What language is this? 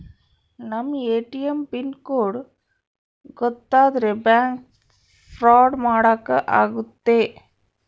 Kannada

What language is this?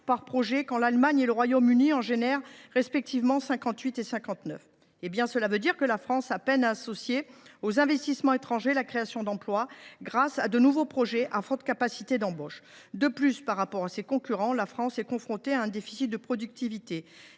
French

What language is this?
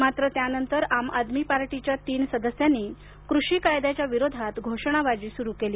Marathi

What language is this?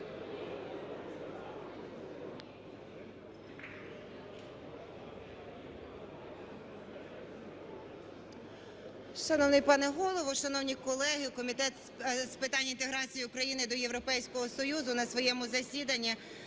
Ukrainian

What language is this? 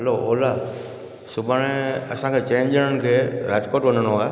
Sindhi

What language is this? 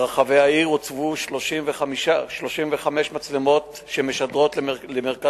Hebrew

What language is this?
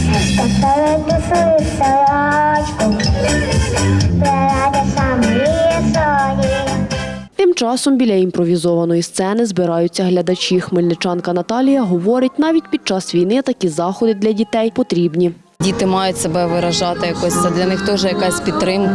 Ukrainian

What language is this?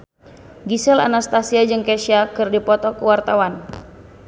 Sundanese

